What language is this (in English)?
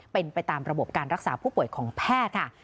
Thai